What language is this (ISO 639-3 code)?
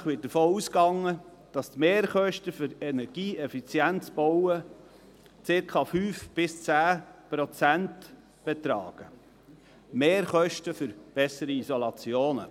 gsw